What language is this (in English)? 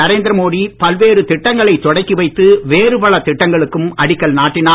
Tamil